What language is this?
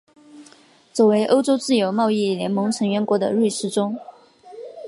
Chinese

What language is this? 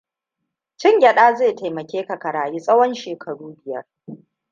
Hausa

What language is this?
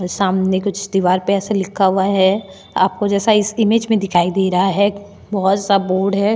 Hindi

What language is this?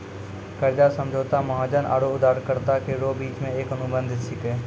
Maithili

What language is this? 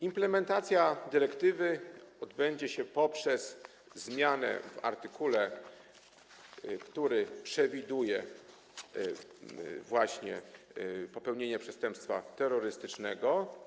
Polish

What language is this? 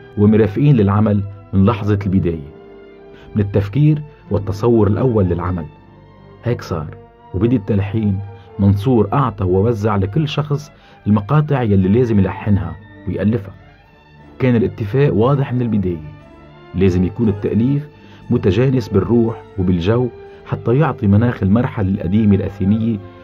Arabic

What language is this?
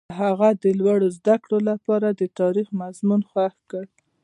Pashto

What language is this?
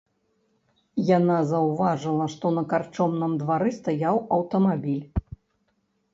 Belarusian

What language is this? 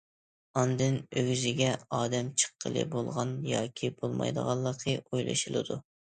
Uyghur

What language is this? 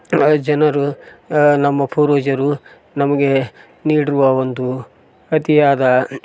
Kannada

